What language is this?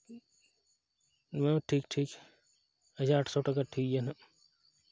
Santali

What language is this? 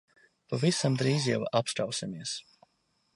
Latvian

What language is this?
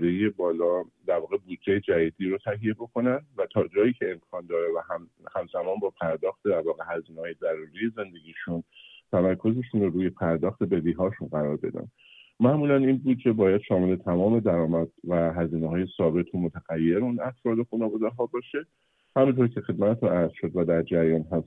Persian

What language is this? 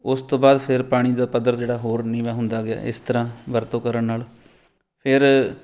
Punjabi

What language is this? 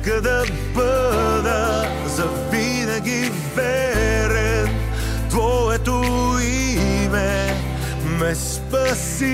Bulgarian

